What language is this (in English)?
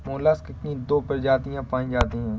Hindi